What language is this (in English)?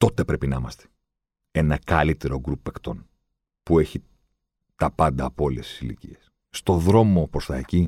Greek